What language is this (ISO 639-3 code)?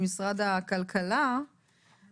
heb